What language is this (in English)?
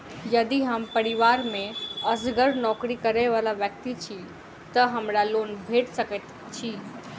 Maithili